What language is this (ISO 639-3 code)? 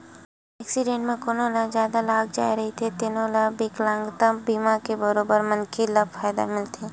hne